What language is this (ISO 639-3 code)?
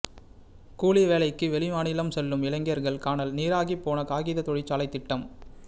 tam